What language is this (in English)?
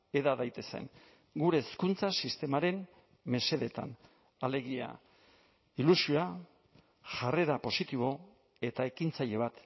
Basque